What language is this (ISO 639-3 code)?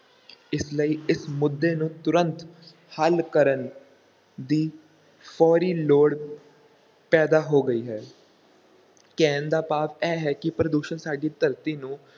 pan